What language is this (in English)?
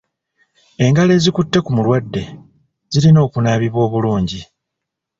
Ganda